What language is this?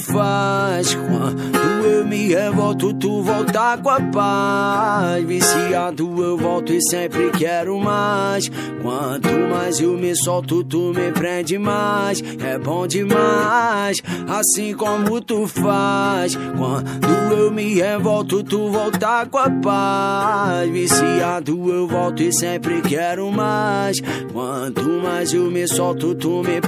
Portuguese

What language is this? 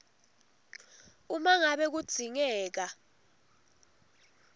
Swati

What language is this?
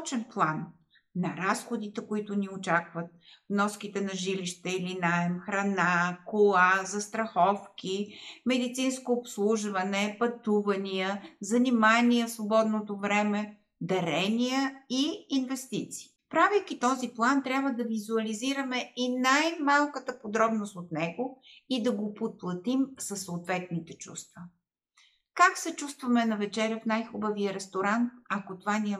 Bulgarian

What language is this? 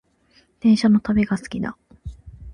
Japanese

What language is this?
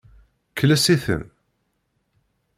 Kabyle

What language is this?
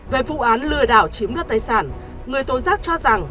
Vietnamese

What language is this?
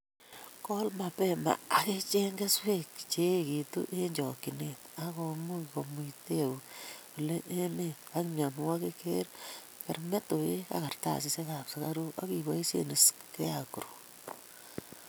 Kalenjin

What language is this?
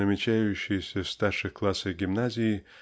Russian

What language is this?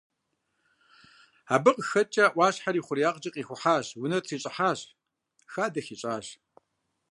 Kabardian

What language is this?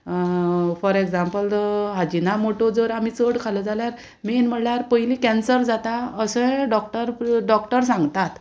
Konkani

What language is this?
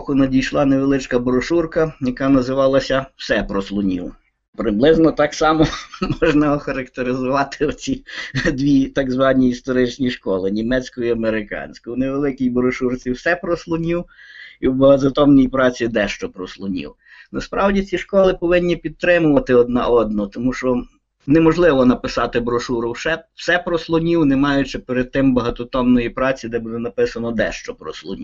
Ukrainian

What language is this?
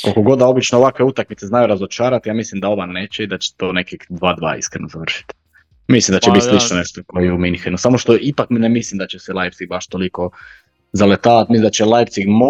Croatian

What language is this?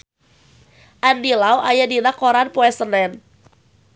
Sundanese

